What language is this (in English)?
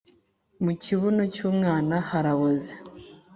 Kinyarwanda